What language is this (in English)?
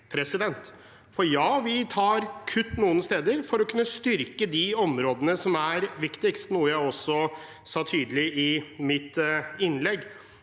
Norwegian